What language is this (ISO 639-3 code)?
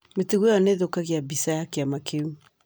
kik